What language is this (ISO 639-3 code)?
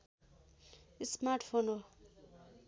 nep